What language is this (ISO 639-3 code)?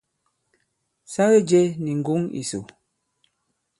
abb